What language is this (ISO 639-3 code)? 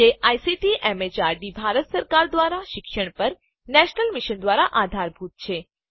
guj